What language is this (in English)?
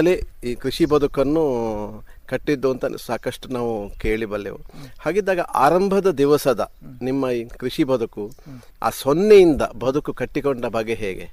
Kannada